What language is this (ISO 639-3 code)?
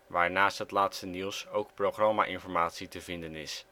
nld